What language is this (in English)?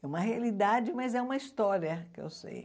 Portuguese